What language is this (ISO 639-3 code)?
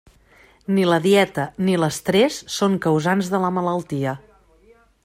cat